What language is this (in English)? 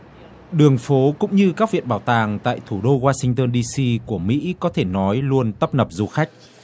Vietnamese